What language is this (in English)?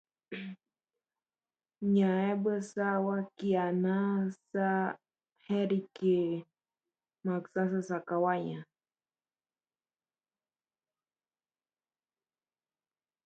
Spanish